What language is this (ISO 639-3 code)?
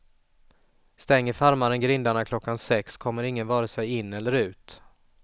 swe